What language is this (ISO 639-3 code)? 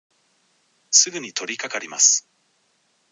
jpn